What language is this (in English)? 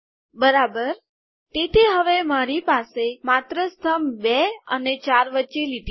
Gujarati